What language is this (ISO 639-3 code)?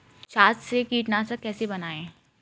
hin